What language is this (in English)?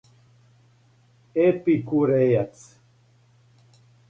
Serbian